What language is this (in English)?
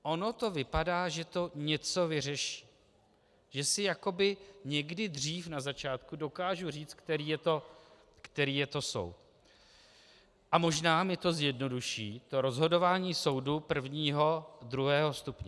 Czech